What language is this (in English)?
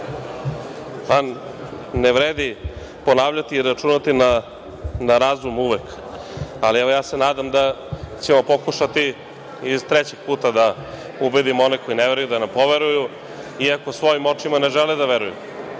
Serbian